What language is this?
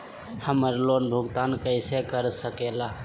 Magahi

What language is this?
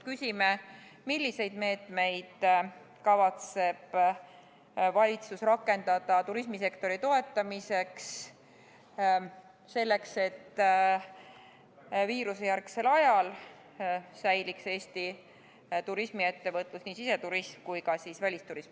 Estonian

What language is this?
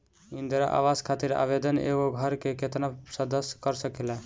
Bhojpuri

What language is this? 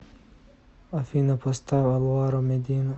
Russian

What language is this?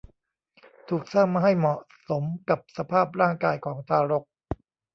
Thai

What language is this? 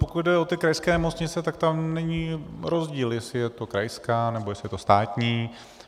Czech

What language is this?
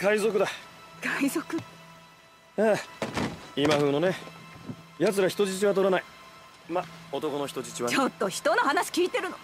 Japanese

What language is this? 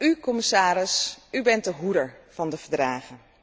Dutch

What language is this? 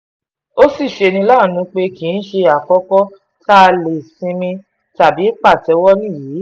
Yoruba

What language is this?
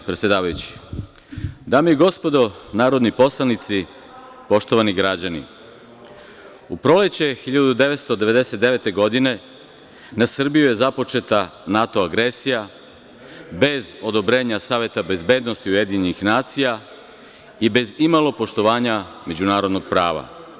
Serbian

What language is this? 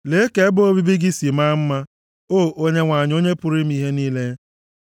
Igbo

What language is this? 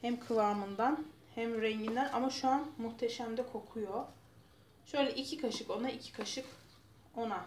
Turkish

